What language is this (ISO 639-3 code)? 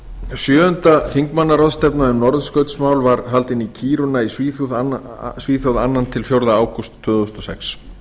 isl